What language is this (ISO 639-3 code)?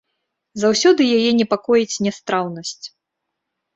bel